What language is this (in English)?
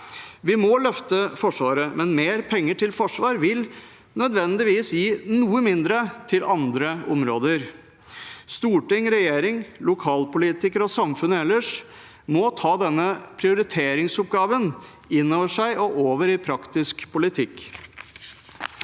Norwegian